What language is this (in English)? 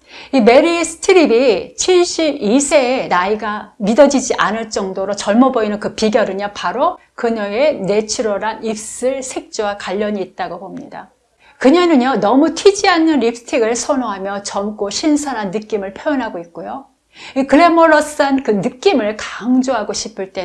Korean